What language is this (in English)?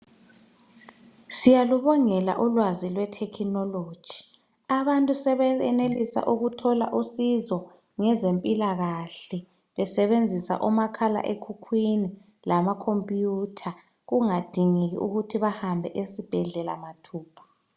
North Ndebele